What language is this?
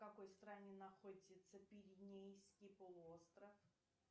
Russian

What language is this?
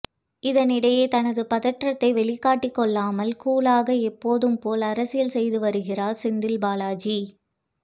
Tamil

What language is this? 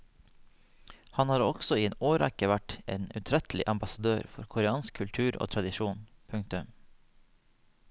Norwegian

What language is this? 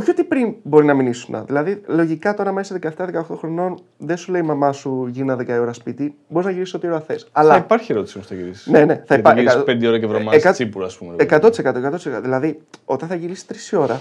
Greek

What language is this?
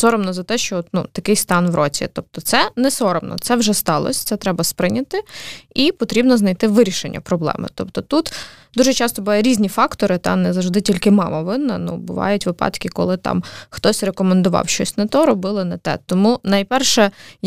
Ukrainian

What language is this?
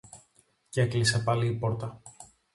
Greek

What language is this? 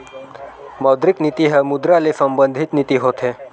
Chhattisgarhi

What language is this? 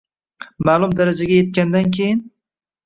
Uzbek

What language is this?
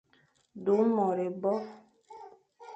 Fang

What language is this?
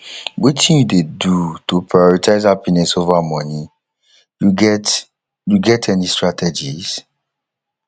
Nigerian Pidgin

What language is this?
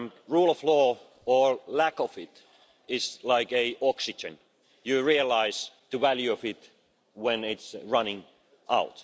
English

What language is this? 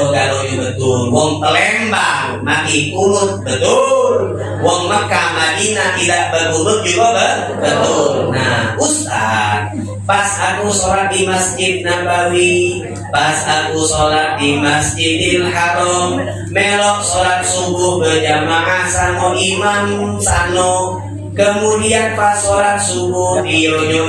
Indonesian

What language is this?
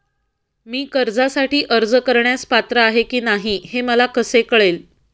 Marathi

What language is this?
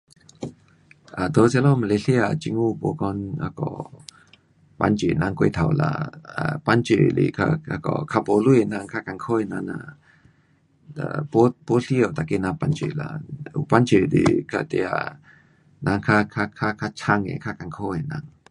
Pu-Xian Chinese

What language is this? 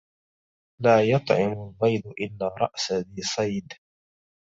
Arabic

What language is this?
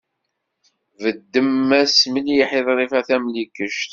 Kabyle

